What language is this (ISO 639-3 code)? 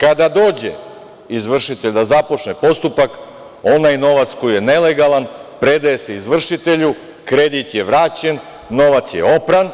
srp